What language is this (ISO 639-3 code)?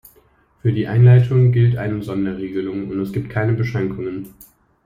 deu